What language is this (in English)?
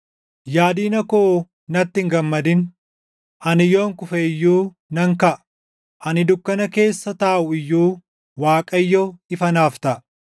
Oromo